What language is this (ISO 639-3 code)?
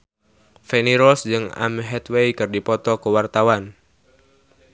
sun